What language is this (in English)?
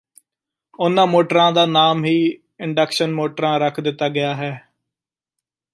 Punjabi